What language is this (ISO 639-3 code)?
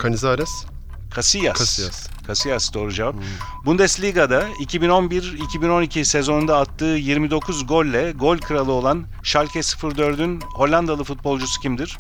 tur